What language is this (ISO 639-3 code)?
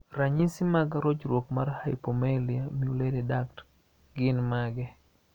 luo